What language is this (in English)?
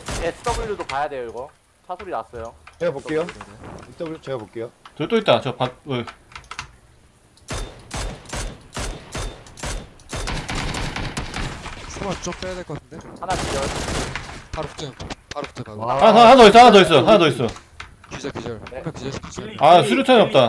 Korean